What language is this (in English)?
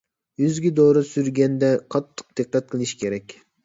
Uyghur